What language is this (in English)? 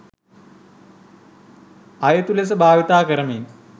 Sinhala